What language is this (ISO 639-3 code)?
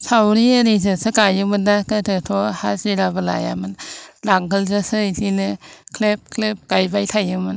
brx